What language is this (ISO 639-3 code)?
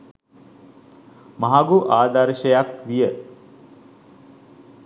sin